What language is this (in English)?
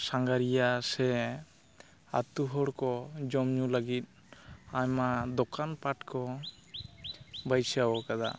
Santali